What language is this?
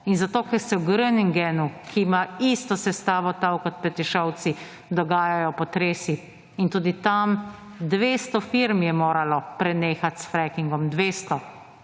Slovenian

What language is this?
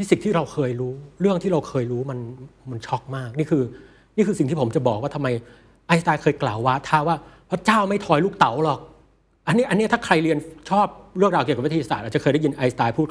Thai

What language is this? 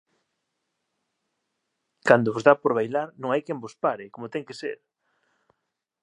Galician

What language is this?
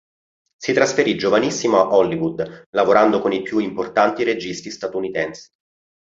Italian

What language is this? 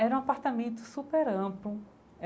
Portuguese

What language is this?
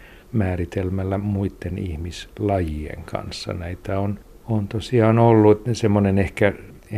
Finnish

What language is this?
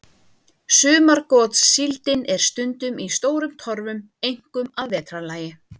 Icelandic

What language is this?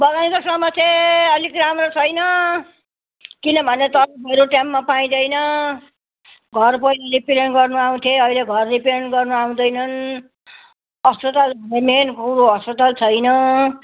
Nepali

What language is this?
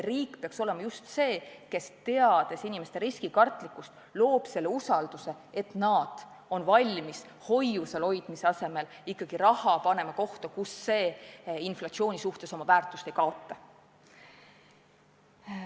Estonian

